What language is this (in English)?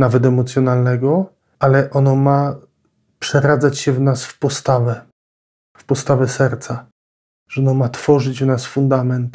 Polish